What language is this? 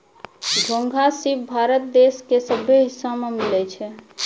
Maithili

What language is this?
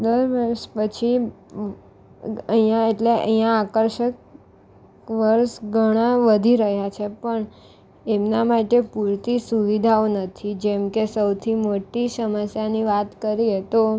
Gujarati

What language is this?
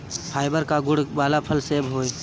Bhojpuri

